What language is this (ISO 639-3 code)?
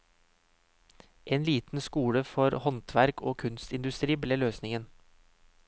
nor